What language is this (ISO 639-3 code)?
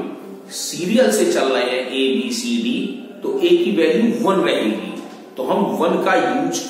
hin